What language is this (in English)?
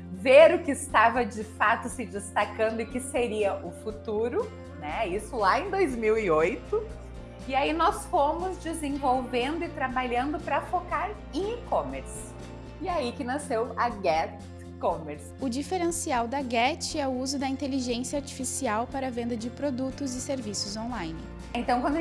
Portuguese